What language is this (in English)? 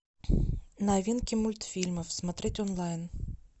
Russian